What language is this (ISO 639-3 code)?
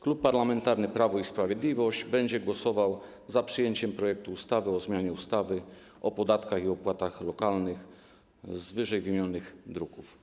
pol